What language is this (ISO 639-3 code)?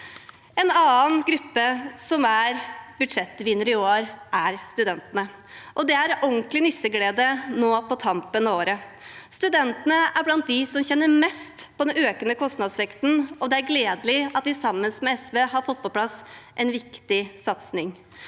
nor